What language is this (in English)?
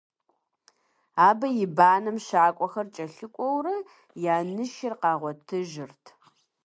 Kabardian